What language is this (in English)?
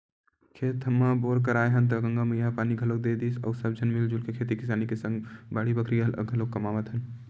Chhattisgarhi